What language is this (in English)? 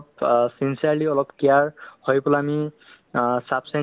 Assamese